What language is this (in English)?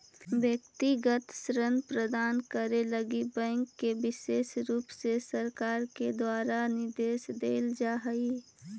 Magahi